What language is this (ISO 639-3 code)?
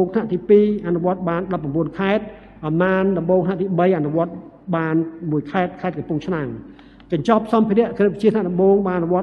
tha